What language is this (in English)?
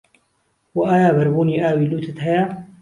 Central Kurdish